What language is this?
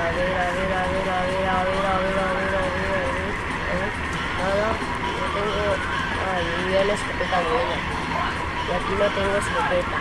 Spanish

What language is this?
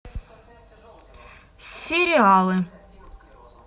Russian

